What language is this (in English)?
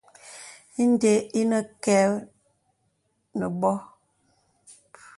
Bebele